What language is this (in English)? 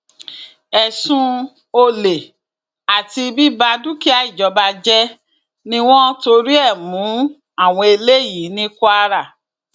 Yoruba